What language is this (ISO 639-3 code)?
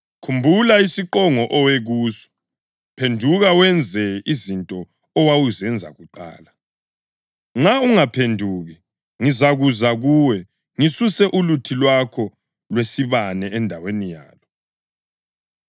nde